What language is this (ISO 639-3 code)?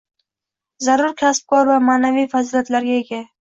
uzb